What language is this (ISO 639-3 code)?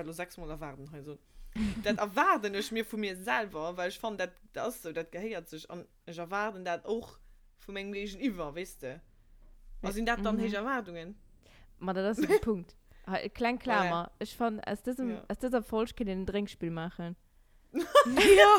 deu